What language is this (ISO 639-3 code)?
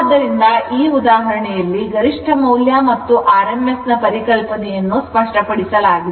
kan